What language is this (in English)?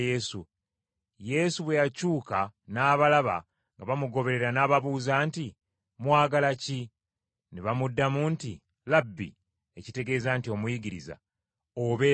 Ganda